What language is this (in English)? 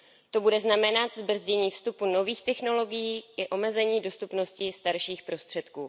Czech